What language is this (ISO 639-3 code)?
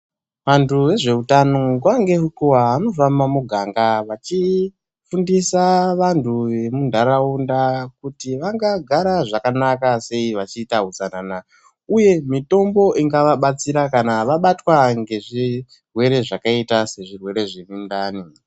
ndc